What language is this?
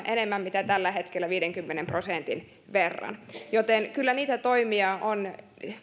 Finnish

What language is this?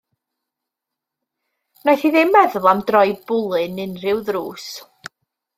Welsh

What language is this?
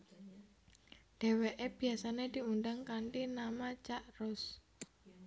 Javanese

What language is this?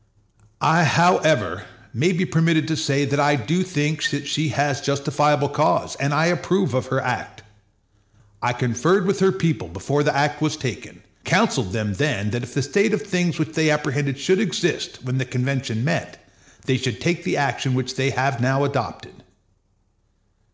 English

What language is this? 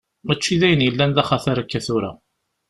Kabyle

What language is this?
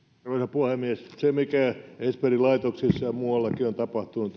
Finnish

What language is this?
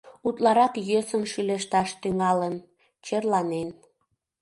Mari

